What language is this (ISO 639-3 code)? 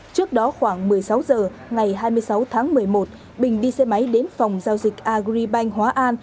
vie